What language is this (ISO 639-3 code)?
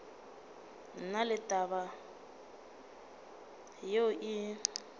nso